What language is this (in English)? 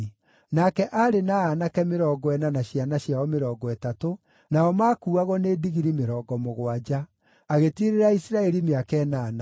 Kikuyu